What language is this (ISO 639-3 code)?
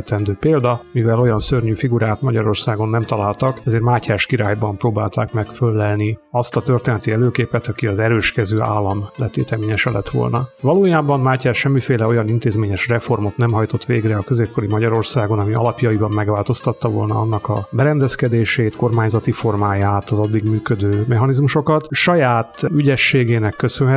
hun